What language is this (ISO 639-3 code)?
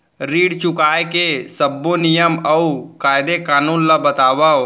hne